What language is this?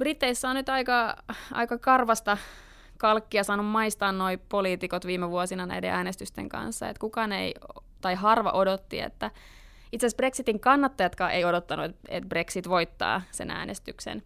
Finnish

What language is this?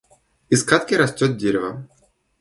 Russian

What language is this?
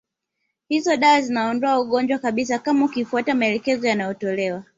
Swahili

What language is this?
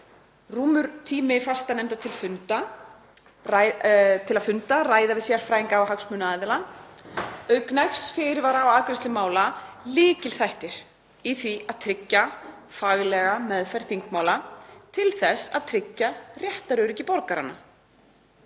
Icelandic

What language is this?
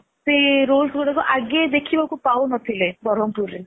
Odia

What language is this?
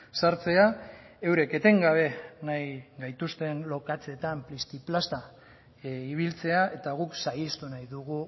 Basque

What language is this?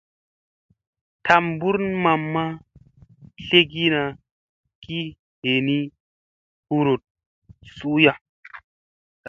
Musey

